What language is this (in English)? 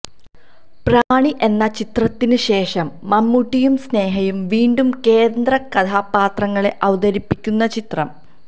Malayalam